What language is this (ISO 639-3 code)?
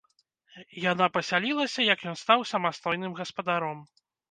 bel